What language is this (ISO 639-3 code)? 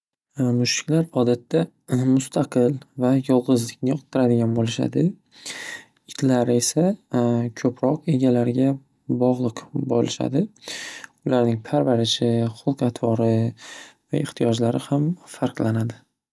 uzb